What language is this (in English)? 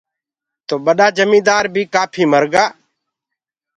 Gurgula